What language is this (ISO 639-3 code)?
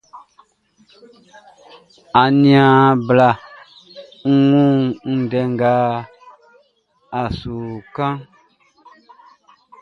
bci